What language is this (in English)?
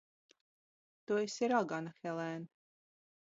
Latvian